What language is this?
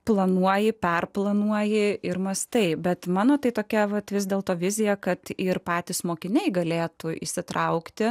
Lithuanian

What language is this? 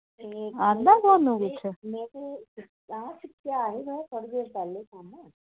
Dogri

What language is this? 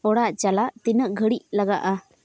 Santali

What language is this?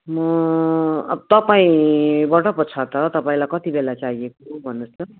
Nepali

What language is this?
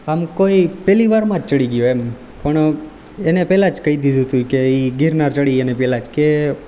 Gujarati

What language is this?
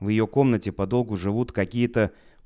Russian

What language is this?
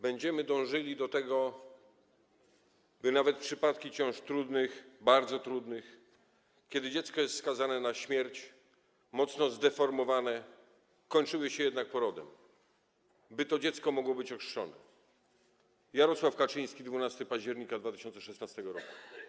Polish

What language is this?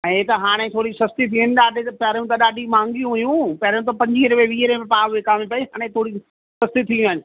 Sindhi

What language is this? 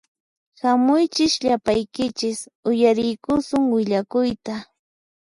Puno Quechua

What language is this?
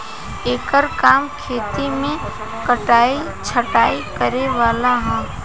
Bhojpuri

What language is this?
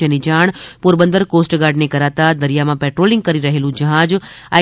Gujarati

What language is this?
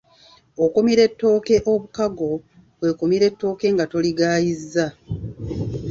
Ganda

